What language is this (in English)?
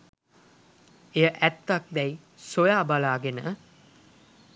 Sinhala